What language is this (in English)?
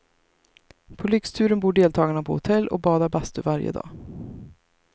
Swedish